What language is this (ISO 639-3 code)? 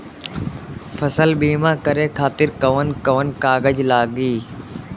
bho